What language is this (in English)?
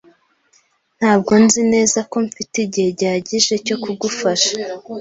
Kinyarwanda